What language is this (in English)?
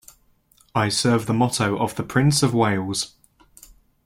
English